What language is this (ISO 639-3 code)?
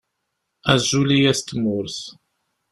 kab